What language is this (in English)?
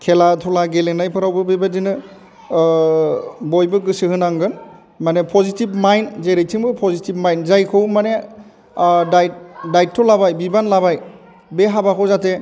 Bodo